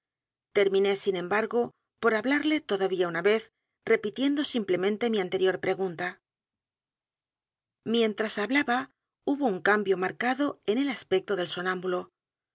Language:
Spanish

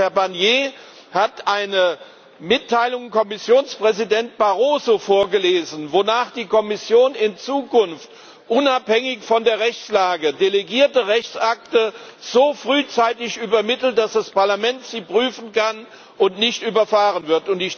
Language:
German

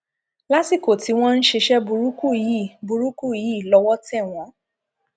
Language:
Yoruba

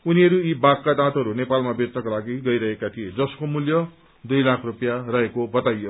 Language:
Nepali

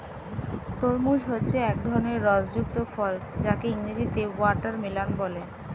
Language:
Bangla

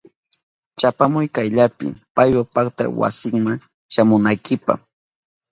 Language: Southern Pastaza Quechua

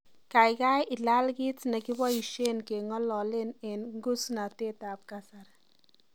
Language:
Kalenjin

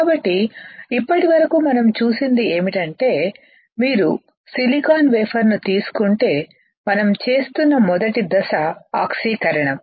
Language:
Telugu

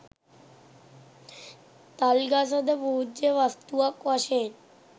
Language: Sinhala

